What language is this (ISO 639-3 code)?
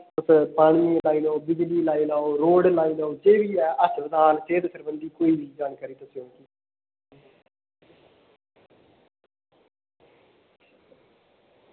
doi